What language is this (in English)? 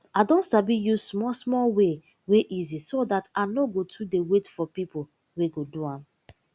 Nigerian Pidgin